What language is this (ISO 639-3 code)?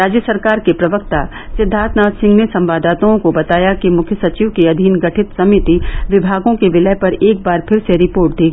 hin